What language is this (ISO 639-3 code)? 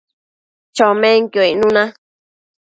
mcf